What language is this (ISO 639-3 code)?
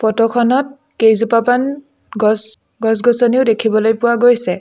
asm